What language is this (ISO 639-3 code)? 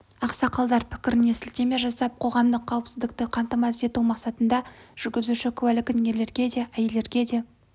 kaz